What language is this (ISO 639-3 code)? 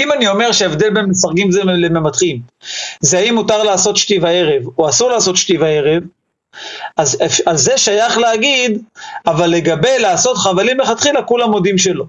heb